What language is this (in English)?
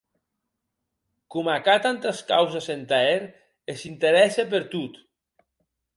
Occitan